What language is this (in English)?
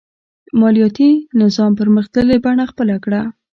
Pashto